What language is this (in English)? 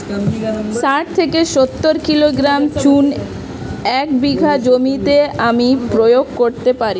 Bangla